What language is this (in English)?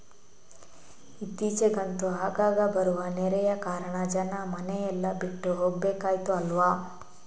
Kannada